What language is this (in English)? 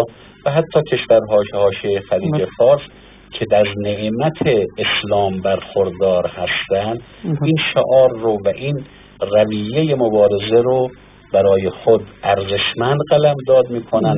Persian